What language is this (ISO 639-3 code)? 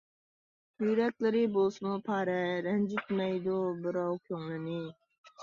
uig